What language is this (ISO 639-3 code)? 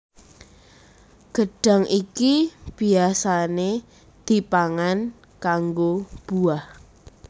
jav